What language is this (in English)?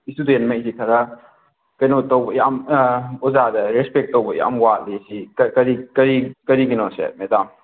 Manipuri